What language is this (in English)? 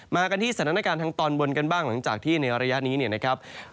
Thai